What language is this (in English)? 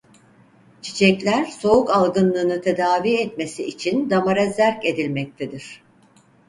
Turkish